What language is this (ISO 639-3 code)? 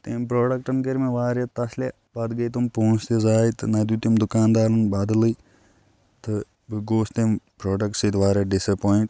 kas